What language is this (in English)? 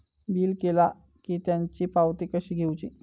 Marathi